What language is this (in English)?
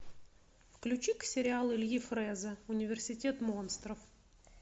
Russian